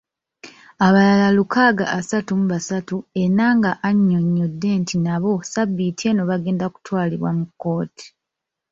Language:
Ganda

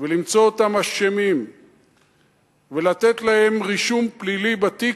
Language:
Hebrew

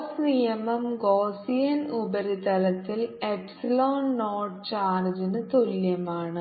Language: Malayalam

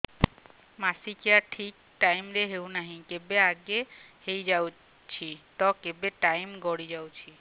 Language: Odia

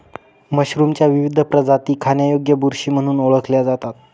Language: Marathi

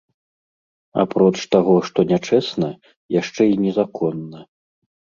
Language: Belarusian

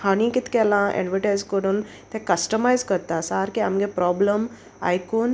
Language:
Konkani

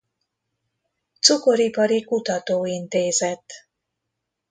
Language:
Hungarian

